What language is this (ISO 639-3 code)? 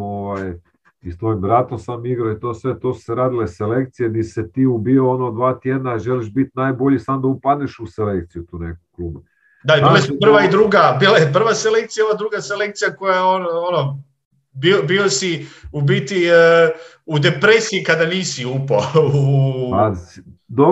hrv